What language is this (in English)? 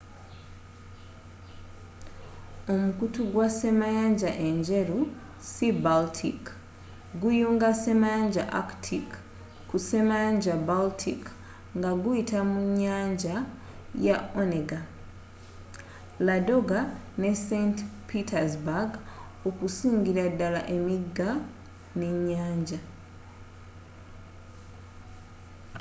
Ganda